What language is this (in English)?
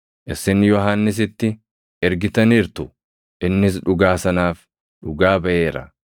Oromo